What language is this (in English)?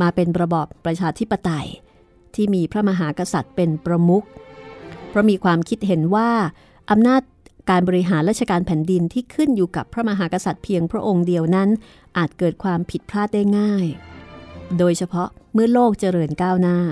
Thai